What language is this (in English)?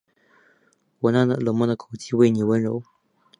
Chinese